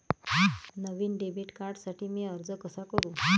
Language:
Marathi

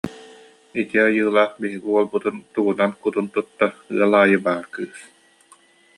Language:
Yakut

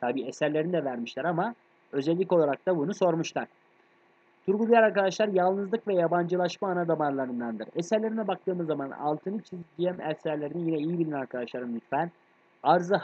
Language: Turkish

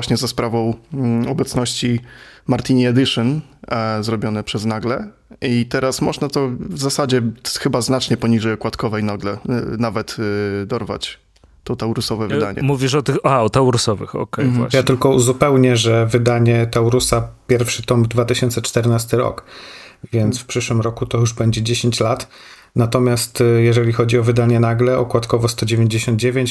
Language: Polish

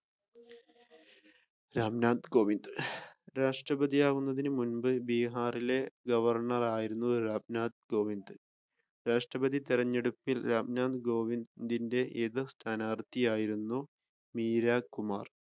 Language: Malayalam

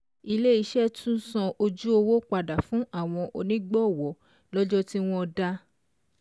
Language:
Yoruba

